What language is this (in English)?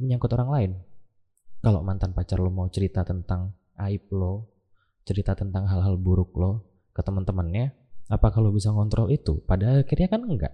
Indonesian